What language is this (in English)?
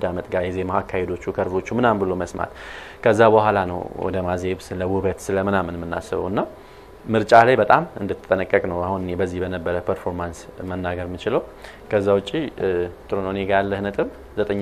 Arabic